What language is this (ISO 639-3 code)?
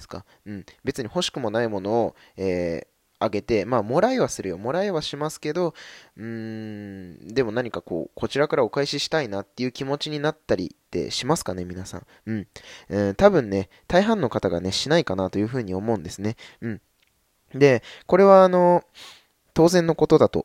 jpn